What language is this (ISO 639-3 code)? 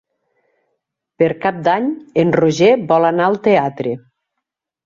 cat